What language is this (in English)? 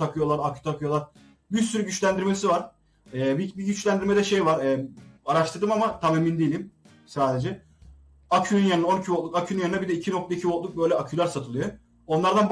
Turkish